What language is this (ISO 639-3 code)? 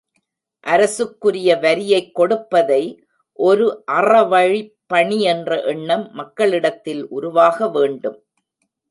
tam